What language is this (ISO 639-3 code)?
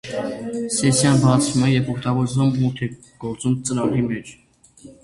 hye